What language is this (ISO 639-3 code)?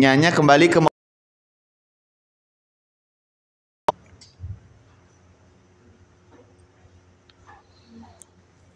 ind